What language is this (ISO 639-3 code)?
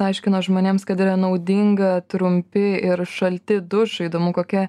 lit